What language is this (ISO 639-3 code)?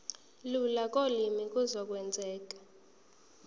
zul